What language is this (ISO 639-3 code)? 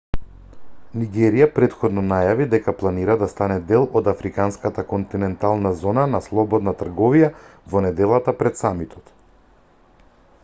mkd